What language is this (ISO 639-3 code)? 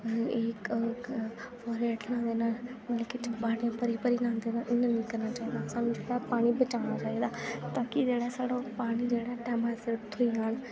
doi